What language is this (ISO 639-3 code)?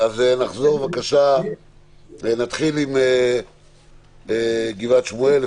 heb